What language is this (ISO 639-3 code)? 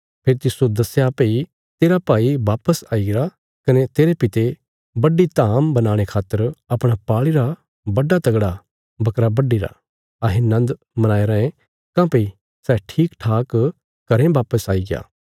kfs